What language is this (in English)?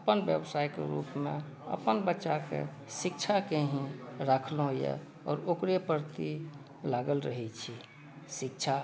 Maithili